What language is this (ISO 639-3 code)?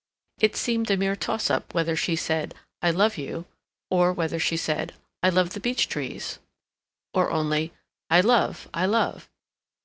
eng